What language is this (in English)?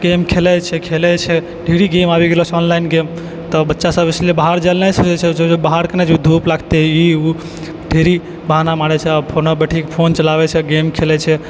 Maithili